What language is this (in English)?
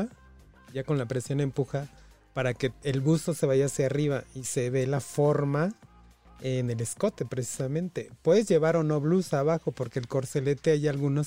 Spanish